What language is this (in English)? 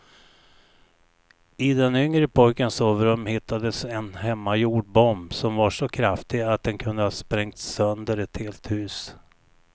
Swedish